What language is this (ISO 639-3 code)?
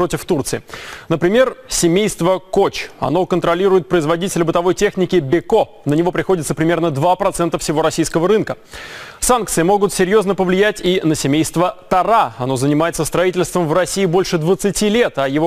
rus